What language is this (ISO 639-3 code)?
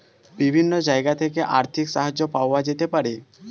ben